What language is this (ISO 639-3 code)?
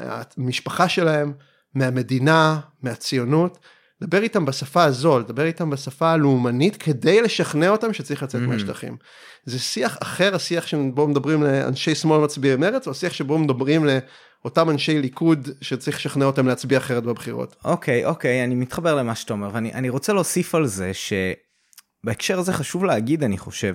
heb